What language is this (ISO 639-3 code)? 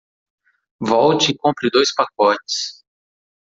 por